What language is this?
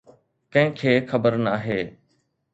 Sindhi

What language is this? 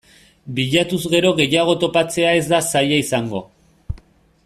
Basque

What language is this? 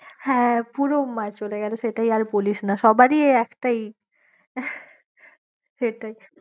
Bangla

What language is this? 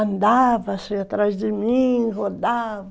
Portuguese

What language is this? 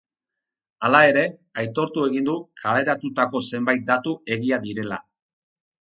Basque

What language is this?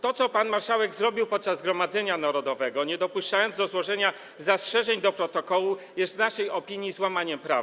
Polish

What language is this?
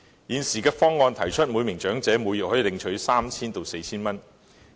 Cantonese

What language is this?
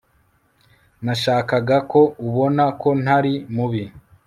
Kinyarwanda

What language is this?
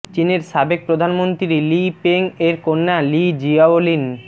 Bangla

